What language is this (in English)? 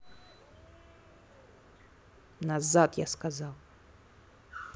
Russian